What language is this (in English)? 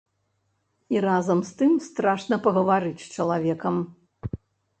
Belarusian